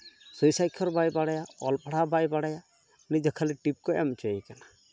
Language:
Santali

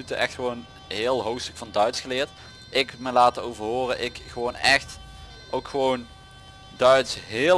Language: Dutch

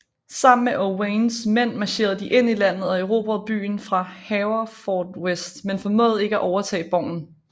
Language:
Danish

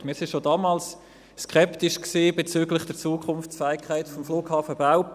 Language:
Swiss German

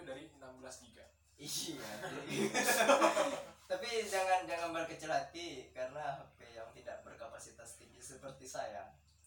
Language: Indonesian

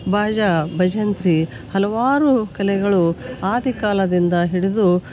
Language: Kannada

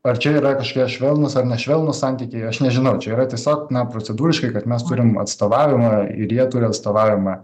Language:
Lithuanian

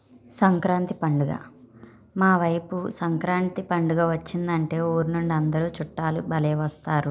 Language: Telugu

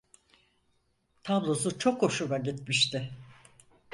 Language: Turkish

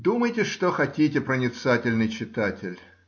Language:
Russian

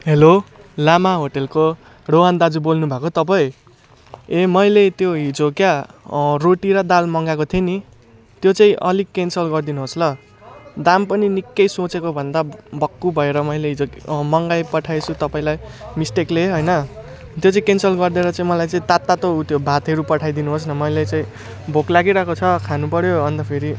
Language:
Nepali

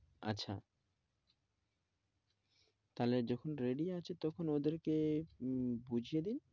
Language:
Bangla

